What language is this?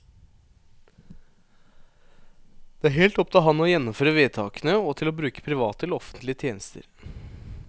Norwegian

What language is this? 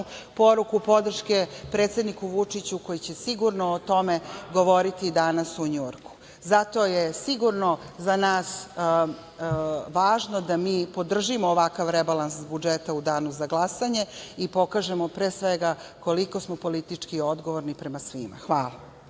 Serbian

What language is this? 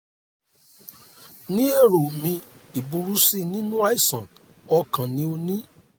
Yoruba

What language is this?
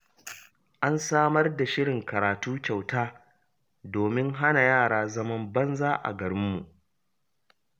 Hausa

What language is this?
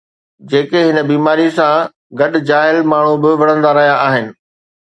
Sindhi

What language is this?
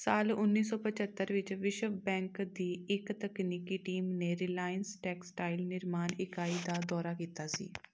Punjabi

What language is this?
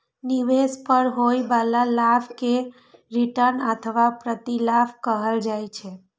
Maithili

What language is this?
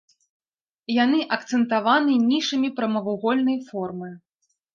Belarusian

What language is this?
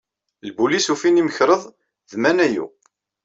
Kabyle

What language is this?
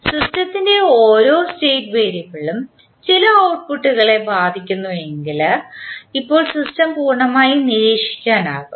Malayalam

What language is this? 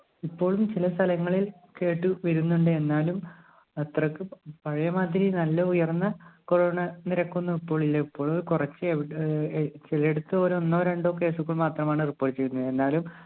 Malayalam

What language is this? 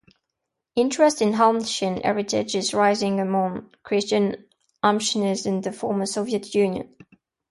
English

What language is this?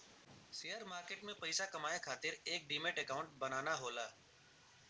Bhojpuri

